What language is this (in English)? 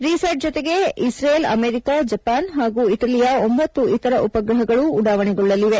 Kannada